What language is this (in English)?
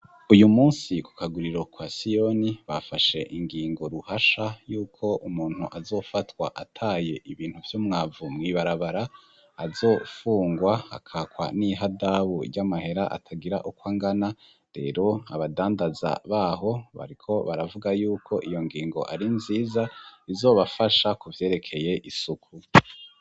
Rundi